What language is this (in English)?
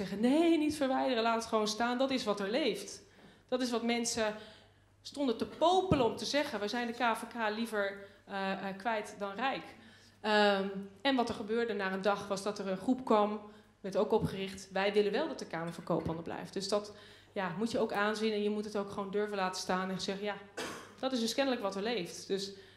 Dutch